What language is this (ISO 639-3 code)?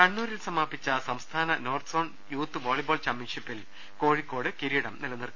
mal